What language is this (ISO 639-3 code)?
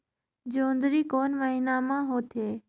hne